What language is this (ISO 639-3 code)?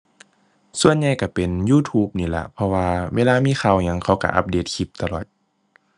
tha